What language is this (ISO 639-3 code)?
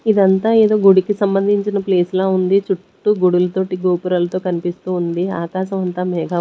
tel